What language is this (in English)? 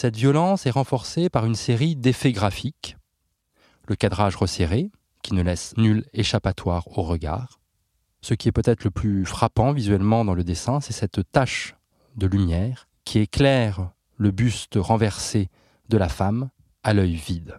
French